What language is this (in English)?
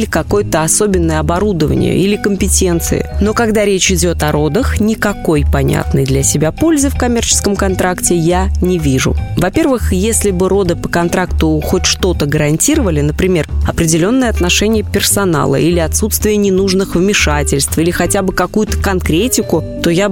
Russian